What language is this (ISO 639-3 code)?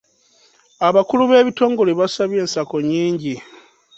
lug